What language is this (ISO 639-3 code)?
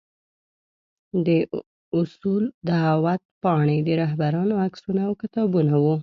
pus